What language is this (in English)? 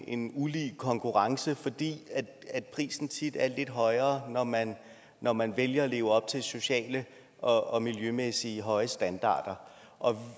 Danish